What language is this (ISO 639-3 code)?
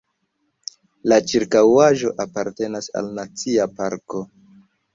epo